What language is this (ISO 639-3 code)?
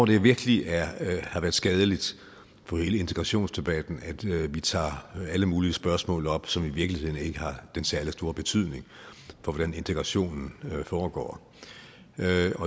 dan